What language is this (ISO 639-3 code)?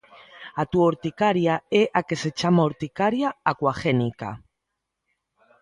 glg